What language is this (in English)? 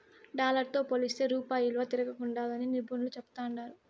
Telugu